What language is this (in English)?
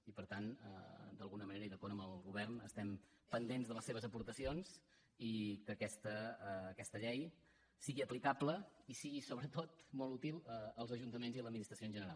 Catalan